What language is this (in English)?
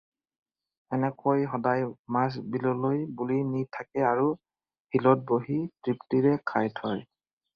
Assamese